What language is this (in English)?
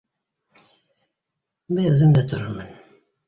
Bashkir